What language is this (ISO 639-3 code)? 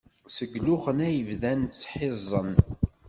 kab